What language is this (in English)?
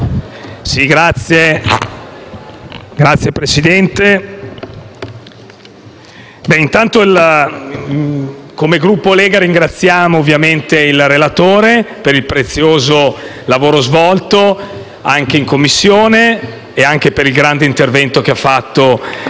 Italian